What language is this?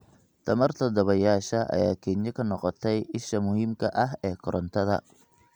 Somali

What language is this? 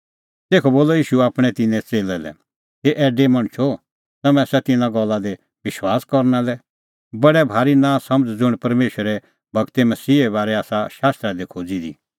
Kullu Pahari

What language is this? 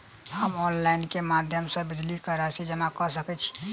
Maithili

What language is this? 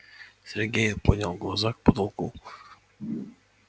Russian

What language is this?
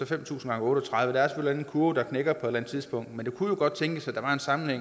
Danish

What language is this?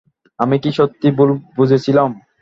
Bangla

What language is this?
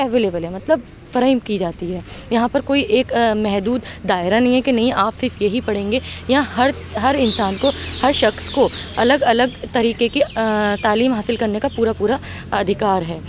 Urdu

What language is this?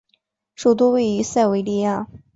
Chinese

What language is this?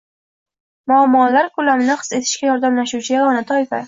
Uzbek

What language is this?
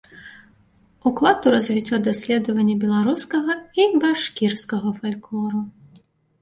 Belarusian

